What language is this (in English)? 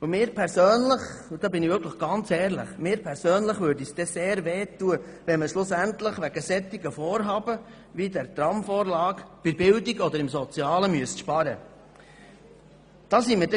Swiss German